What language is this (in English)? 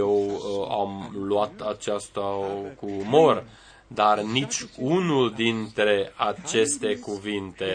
Romanian